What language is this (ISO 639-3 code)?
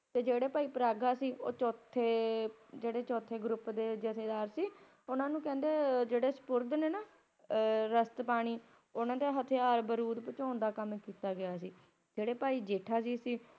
pan